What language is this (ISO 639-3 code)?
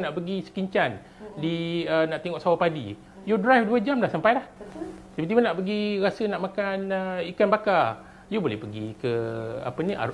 msa